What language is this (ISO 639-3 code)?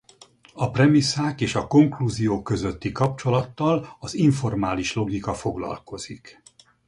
hun